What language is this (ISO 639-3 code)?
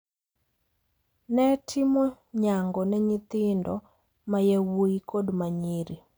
luo